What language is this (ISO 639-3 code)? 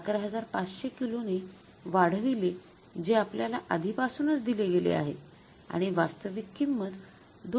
mar